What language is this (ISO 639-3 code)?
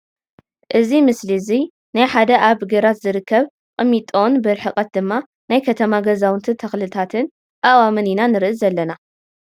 tir